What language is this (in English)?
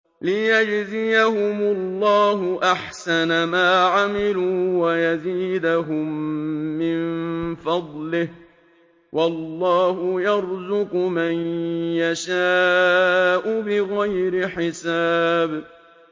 Arabic